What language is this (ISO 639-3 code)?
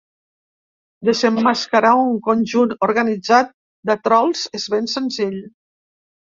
cat